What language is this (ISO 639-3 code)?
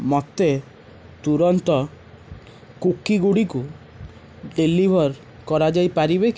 ori